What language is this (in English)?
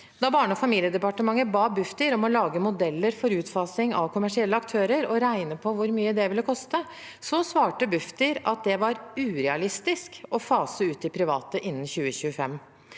Norwegian